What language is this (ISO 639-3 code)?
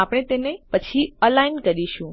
guj